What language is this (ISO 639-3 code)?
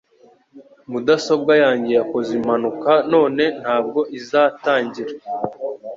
kin